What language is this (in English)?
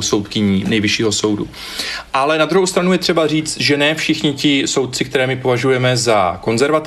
Czech